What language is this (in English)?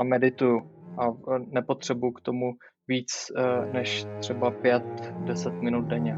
Czech